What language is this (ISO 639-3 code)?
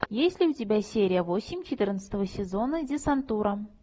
rus